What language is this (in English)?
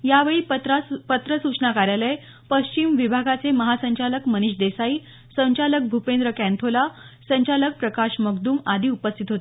Marathi